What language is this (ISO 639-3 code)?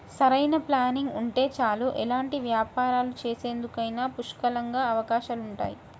tel